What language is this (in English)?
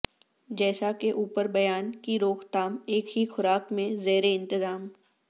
Urdu